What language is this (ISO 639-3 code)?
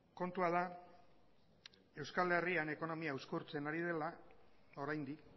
eus